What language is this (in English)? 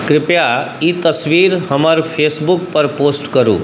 Maithili